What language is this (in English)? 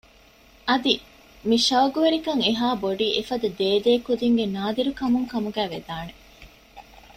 Divehi